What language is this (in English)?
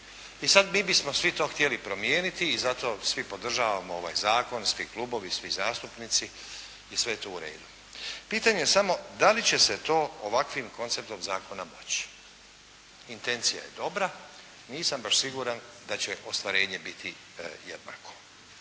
Croatian